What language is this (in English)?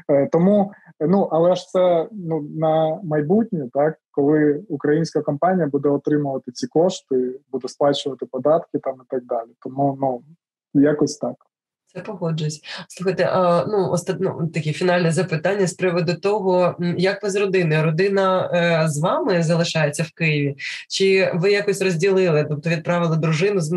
Ukrainian